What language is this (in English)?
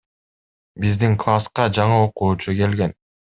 Kyrgyz